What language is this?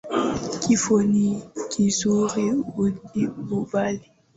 Swahili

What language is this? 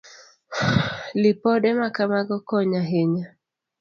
Luo (Kenya and Tanzania)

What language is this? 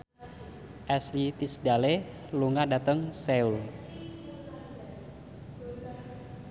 Javanese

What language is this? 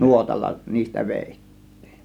Finnish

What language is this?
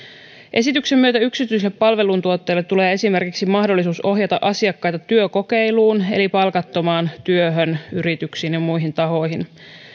Finnish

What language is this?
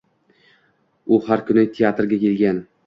Uzbek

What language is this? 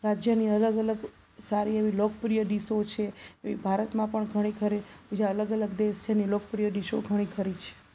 Gujarati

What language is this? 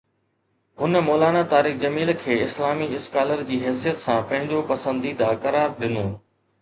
Sindhi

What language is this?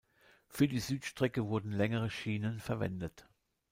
German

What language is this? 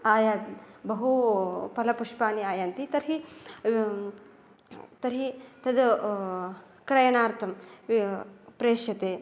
Sanskrit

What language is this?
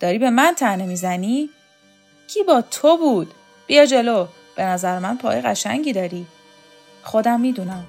Persian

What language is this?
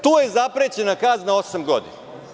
Serbian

